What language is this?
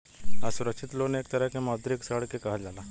Bhojpuri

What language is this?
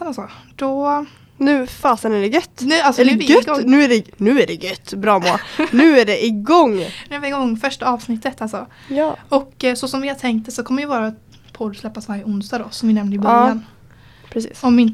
Swedish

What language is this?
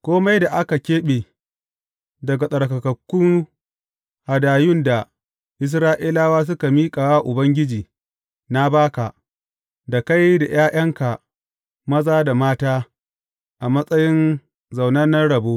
Hausa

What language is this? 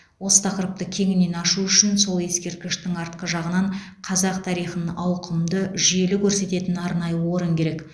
Kazakh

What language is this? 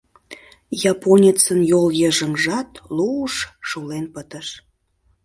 Mari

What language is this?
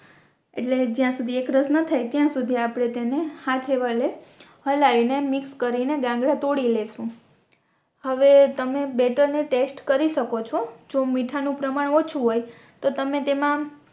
Gujarati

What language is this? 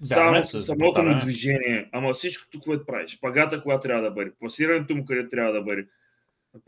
Bulgarian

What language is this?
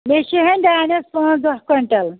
Kashmiri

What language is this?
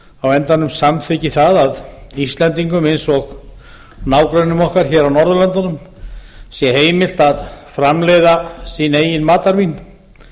Icelandic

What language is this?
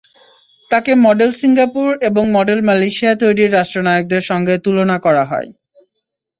Bangla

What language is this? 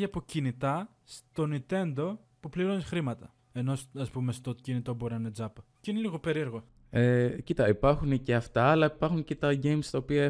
Greek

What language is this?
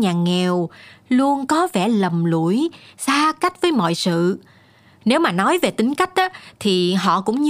Vietnamese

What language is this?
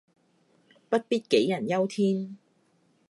Cantonese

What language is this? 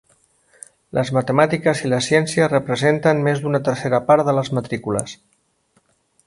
Catalan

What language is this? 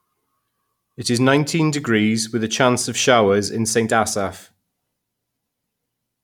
English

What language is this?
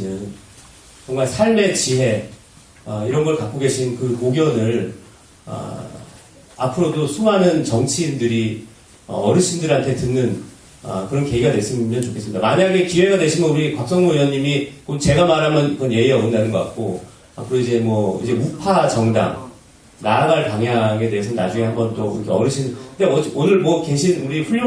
Korean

